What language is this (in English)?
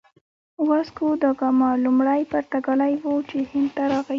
Pashto